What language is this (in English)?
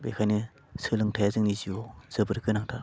Bodo